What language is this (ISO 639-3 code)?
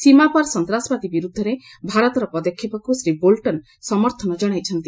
ori